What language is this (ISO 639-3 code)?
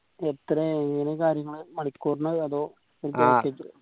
mal